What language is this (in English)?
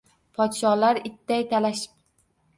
Uzbek